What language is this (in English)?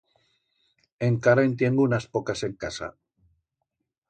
Aragonese